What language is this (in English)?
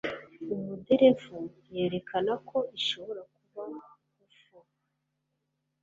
Kinyarwanda